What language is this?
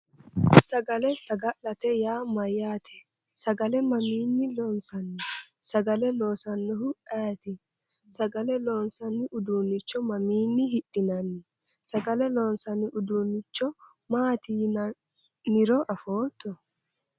Sidamo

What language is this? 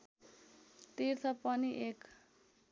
Nepali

